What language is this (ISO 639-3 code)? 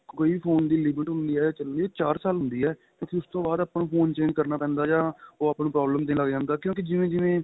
pan